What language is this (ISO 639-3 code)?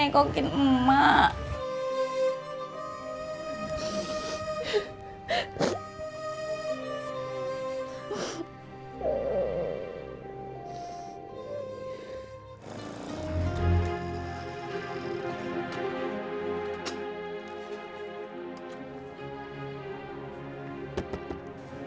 ind